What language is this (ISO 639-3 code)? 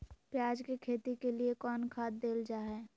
mag